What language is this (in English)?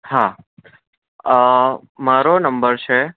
Gujarati